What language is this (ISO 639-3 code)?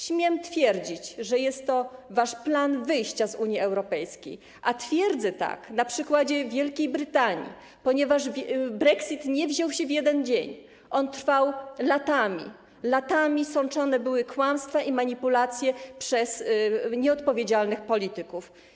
pol